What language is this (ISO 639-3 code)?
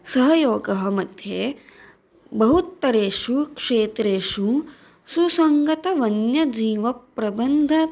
san